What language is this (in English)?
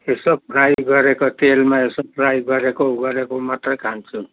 Nepali